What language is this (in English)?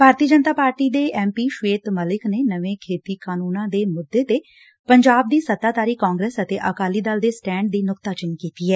Punjabi